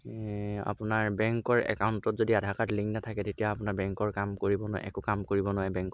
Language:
Assamese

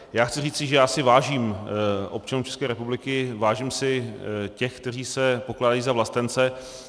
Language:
Czech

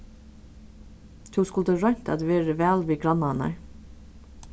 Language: Faroese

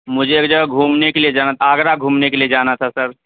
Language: Urdu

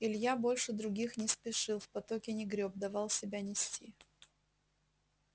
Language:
Russian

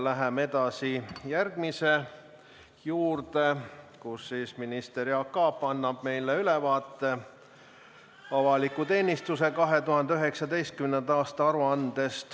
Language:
Estonian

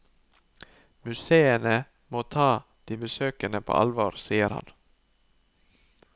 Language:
Norwegian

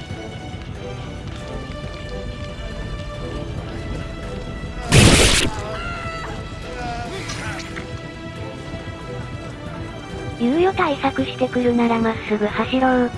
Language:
Japanese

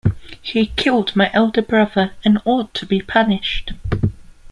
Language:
English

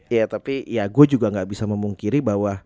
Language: Indonesian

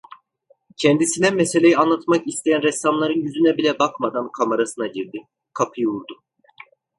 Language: Turkish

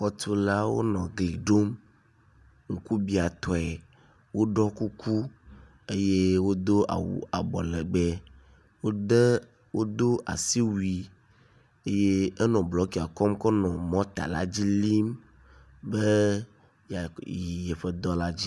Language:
Ewe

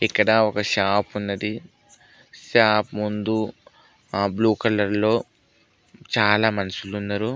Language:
Telugu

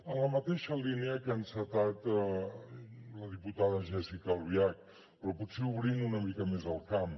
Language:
Catalan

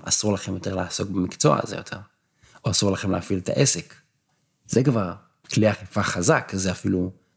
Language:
Hebrew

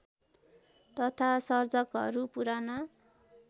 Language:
Nepali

